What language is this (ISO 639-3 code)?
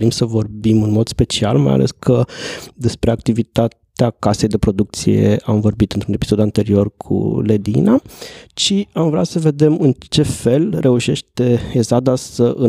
ron